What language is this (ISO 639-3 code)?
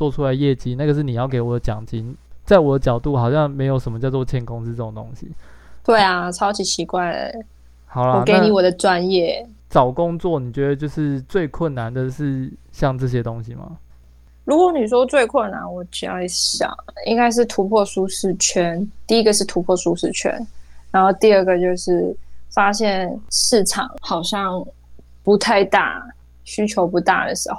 zho